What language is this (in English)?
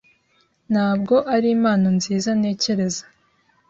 Kinyarwanda